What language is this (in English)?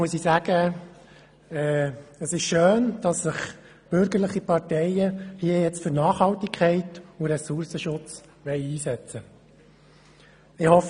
Swiss German